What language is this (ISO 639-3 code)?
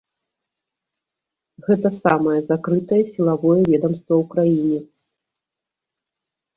bel